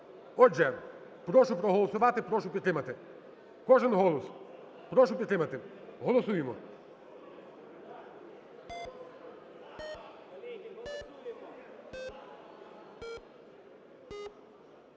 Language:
Ukrainian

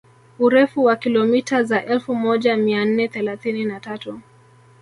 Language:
Swahili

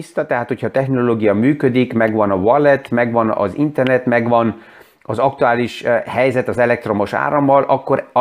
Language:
Hungarian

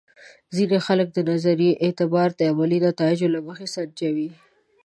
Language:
Pashto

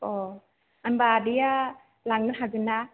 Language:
Bodo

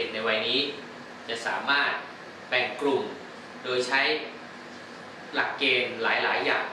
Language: Thai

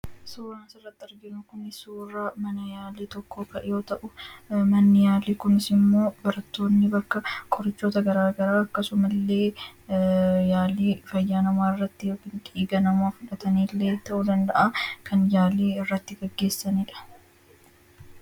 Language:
Oromo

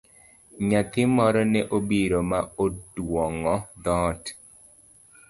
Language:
Luo (Kenya and Tanzania)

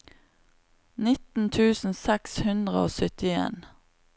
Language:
Norwegian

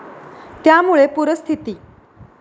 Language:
Marathi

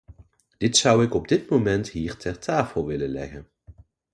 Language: Dutch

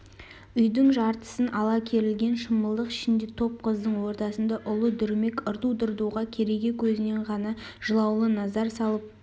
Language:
Kazakh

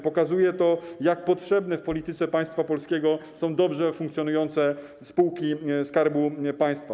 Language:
Polish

